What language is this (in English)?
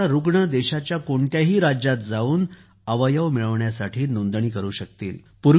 Marathi